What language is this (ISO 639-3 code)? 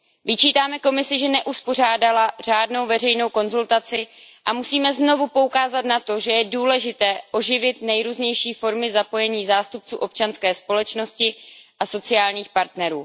ces